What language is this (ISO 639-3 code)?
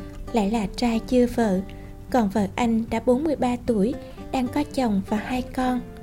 vie